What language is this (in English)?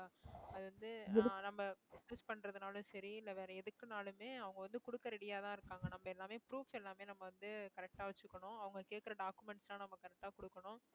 Tamil